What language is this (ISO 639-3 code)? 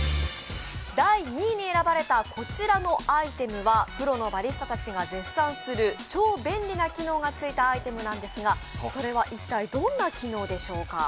jpn